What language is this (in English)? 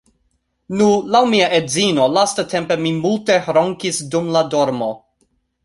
Esperanto